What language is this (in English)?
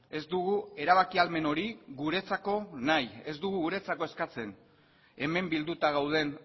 Basque